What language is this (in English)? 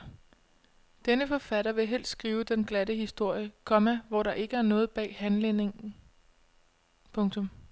Danish